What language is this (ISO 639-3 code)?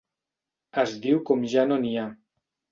cat